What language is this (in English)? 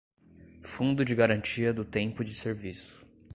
Portuguese